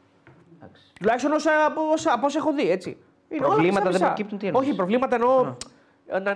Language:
Greek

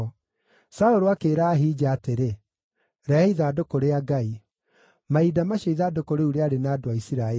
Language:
Kikuyu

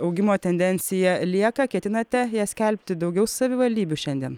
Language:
Lithuanian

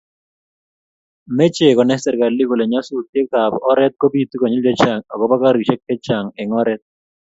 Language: Kalenjin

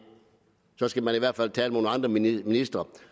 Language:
Danish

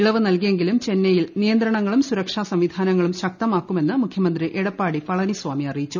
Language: Malayalam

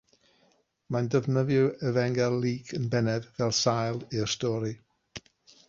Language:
Welsh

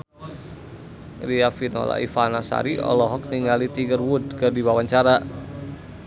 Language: Sundanese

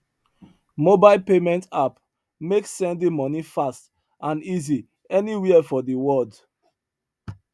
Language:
Nigerian Pidgin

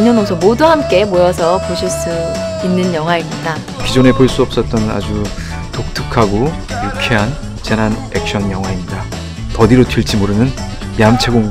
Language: Korean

